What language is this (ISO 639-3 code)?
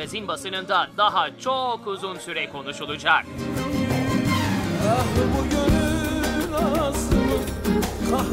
tur